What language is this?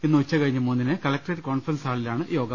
Malayalam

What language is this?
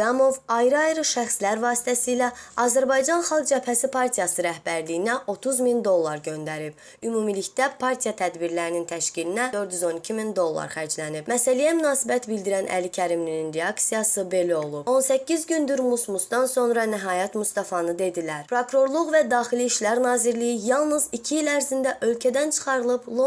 Azerbaijani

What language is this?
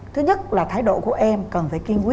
Vietnamese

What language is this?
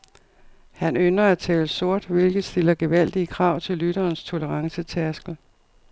Danish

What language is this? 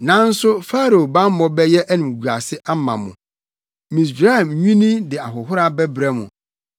Akan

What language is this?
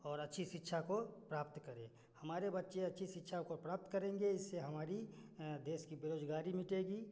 Hindi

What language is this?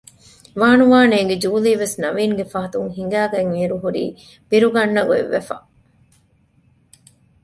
Divehi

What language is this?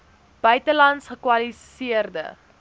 Afrikaans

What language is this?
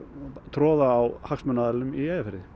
Icelandic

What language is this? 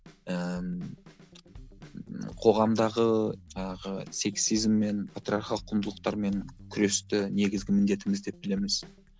Kazakh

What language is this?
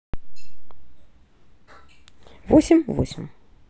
Russian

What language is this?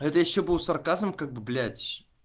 Russian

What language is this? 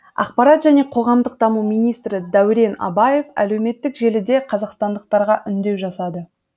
Kazakh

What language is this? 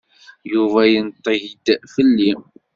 Kabyle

